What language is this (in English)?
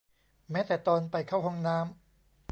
Thai